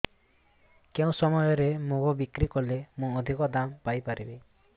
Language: Odia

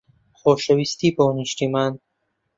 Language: Central Kurdish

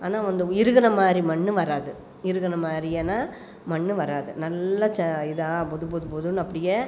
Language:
Tamil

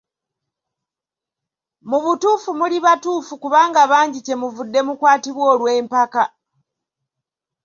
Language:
Ganda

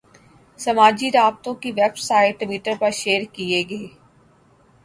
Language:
Urdu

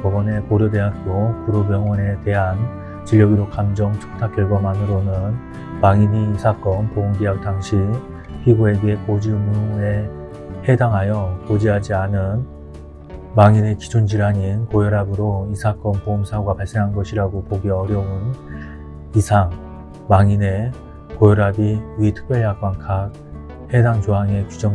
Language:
Korean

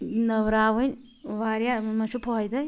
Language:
Kashmiri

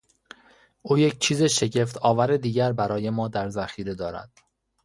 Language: Persian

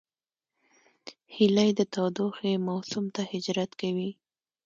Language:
Pashto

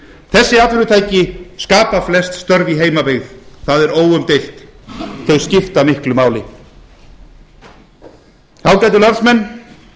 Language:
Icelandic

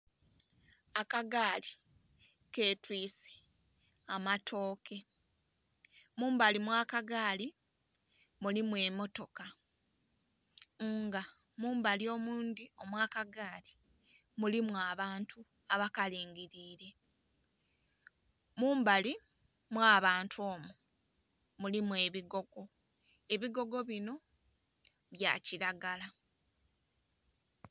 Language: Soga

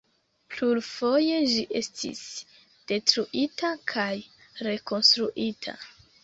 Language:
Esperanto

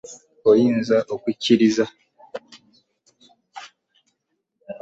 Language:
Ganda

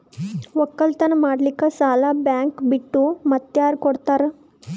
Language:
Kannada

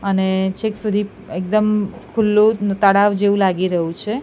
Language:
Gujarati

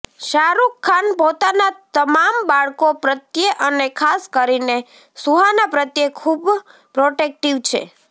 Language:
Gujarati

